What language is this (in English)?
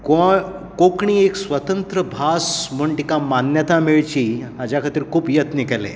Konkani